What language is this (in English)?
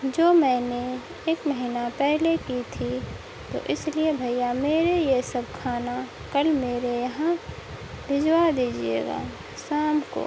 Urdu